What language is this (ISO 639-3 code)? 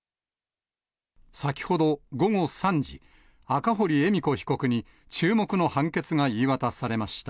jpn